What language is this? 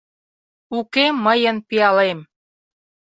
Mari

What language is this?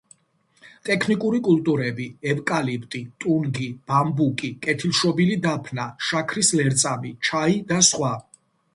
Georgian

